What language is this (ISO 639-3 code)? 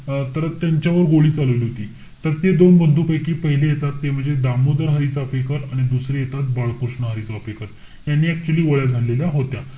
mar